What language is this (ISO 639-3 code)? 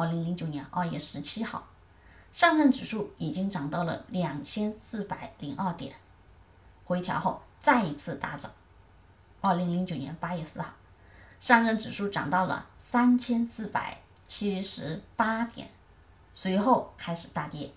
zho